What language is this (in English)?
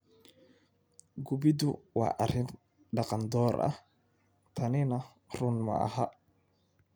Somali